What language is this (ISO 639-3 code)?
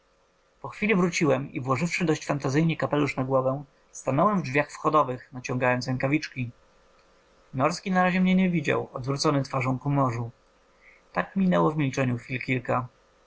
pol